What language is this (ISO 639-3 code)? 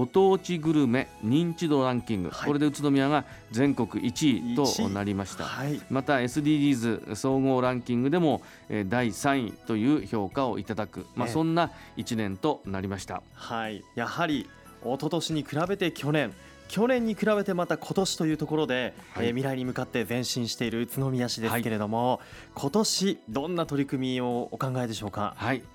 jpn